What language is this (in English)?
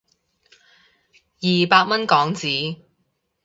Cantonese